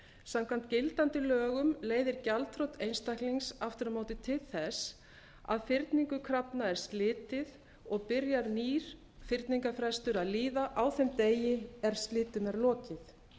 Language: Icelandic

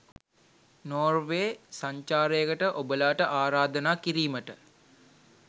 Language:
Sinhala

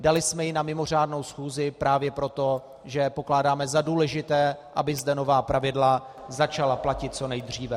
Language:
Czech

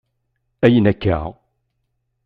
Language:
Kabyle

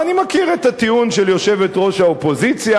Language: Hebrew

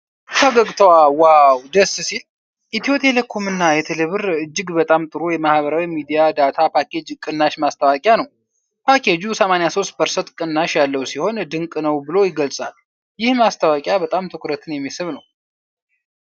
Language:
Amharic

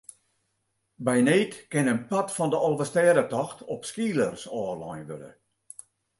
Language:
Western Frisian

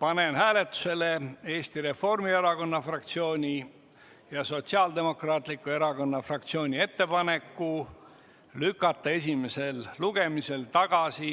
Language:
Estonian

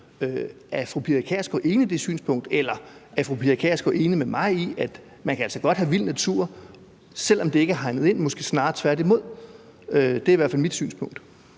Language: Danish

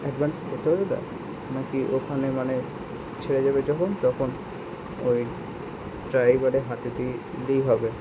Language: Bangla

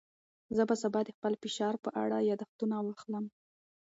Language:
Pashto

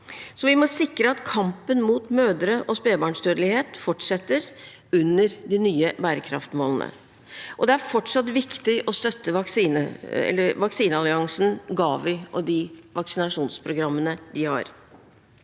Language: Norwegian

